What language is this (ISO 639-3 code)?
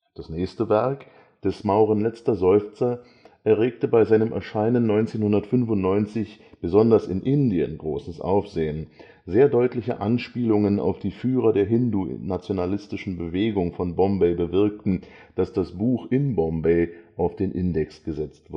deu